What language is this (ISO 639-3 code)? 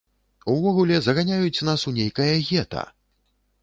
bel